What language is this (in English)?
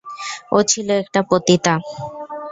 Bangla